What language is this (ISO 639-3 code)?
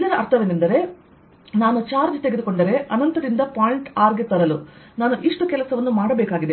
kan